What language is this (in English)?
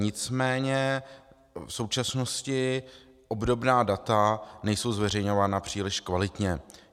Czech